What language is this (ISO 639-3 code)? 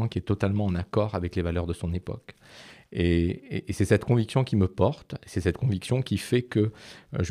fra